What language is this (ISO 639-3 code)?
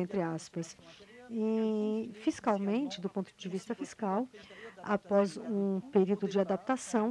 por